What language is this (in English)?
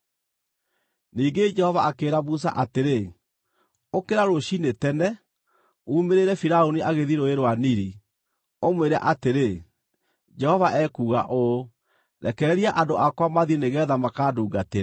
Kikuyu